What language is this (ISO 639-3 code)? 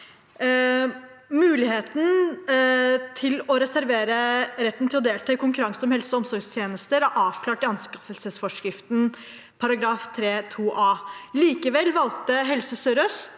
nor